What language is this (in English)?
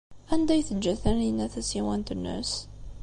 Kabyle